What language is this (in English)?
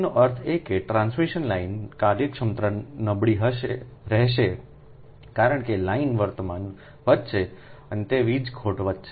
Gujarati